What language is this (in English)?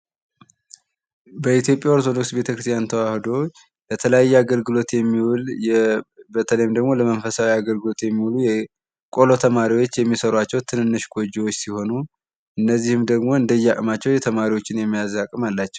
Amharic